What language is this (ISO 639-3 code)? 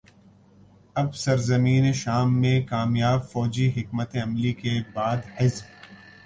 urd